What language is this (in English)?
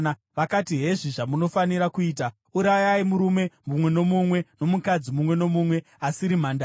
Shona